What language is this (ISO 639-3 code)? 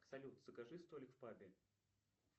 rus